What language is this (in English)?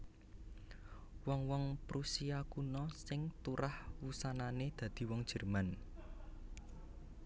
Javanese